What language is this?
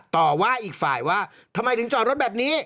Thai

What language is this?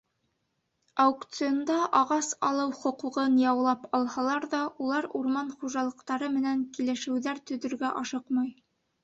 Bashkir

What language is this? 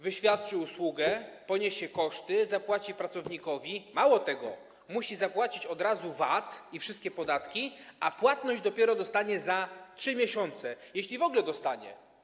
Polish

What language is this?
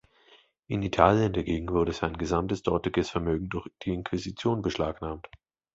German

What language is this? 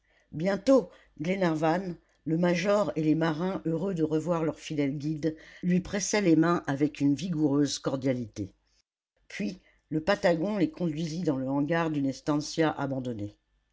French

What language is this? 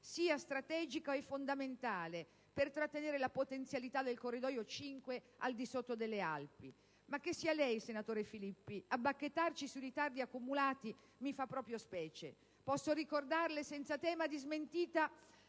Italian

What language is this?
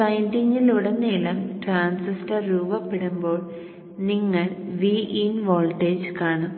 Malayalam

